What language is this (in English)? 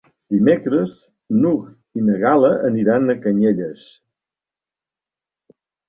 Catalan